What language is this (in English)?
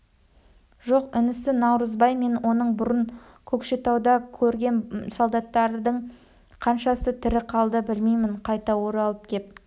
Kazakh